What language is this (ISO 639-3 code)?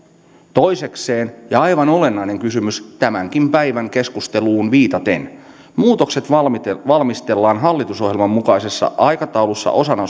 fin